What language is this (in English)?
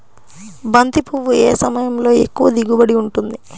Telugu